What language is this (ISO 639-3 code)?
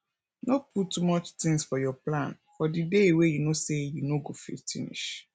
pcm